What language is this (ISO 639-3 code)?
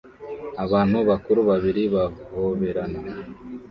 kin